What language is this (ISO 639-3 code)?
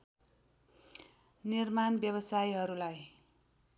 nep